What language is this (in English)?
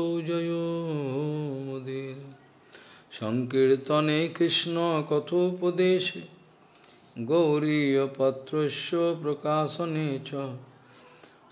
Russian